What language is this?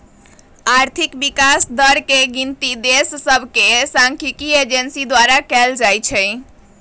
Magahi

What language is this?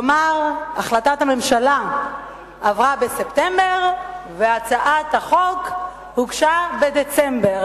Hebrew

